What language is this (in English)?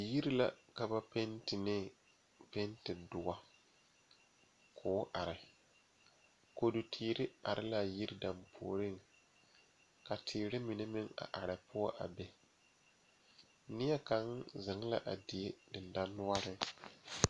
Southern Dagaare